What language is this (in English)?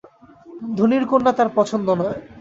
Bangla